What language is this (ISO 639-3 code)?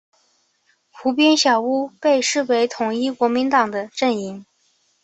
zho